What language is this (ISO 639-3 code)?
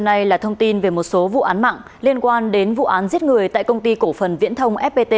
vie